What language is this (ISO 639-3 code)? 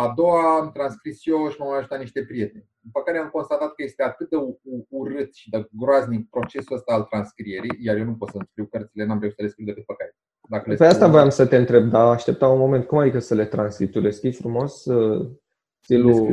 ron